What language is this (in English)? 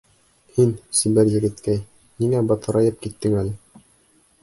Bashkir